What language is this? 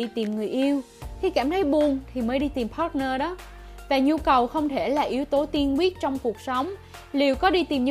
Vietnamese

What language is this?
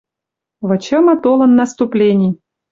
Western Mari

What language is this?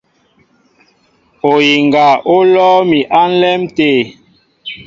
Mbo (Cameroon)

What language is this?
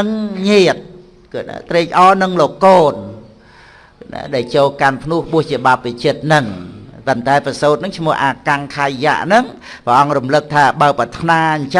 Vietnamese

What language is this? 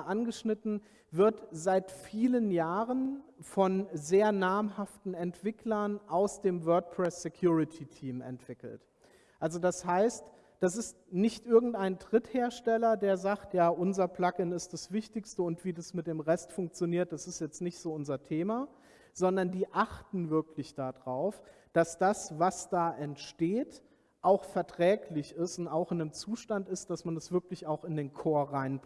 German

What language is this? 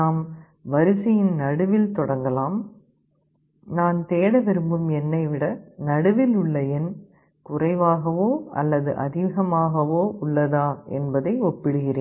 Tamil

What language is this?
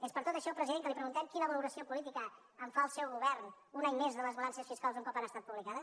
Catalan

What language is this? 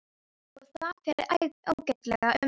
Icelandic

